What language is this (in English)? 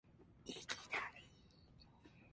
Japanese